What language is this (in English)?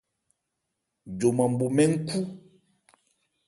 Ebrié